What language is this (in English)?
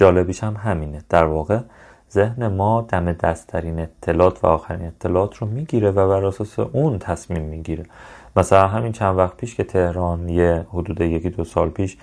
Persian